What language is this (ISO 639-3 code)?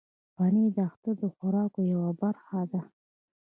pus